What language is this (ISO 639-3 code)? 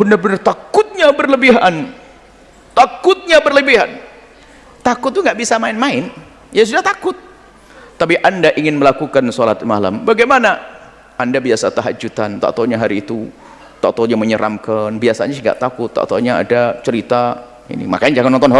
ind